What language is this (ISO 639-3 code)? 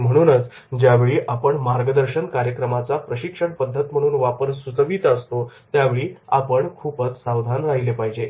mar